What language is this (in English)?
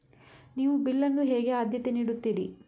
Kannada